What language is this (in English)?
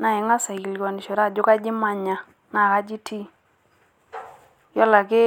Masai